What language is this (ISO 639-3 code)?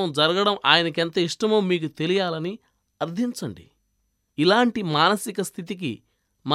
tel